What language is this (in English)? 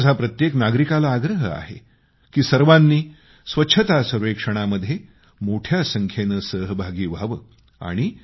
Marathi